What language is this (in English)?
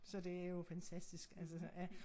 Danish